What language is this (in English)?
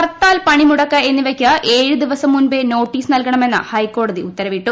Malayalam